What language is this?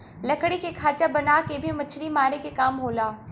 Bhojpuri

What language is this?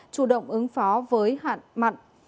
Vietnamese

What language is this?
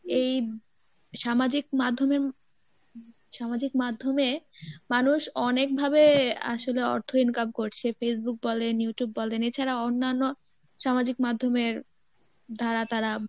Bangla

